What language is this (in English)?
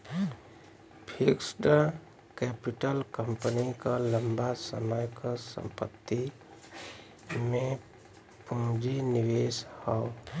Bhojpuri